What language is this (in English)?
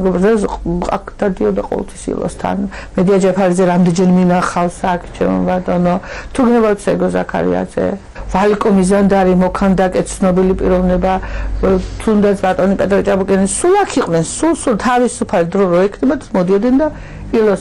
Korean